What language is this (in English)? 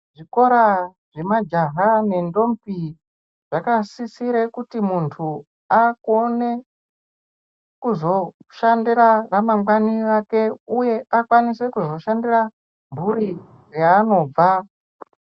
Ndau